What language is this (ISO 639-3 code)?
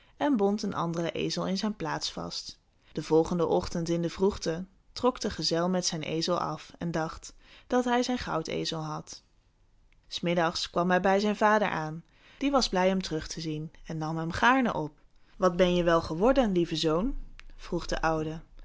nld